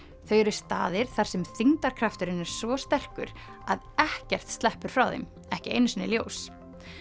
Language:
Icelandic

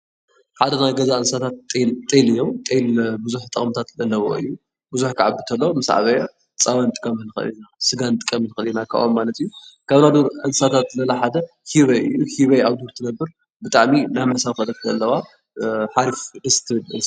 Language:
Tigrinya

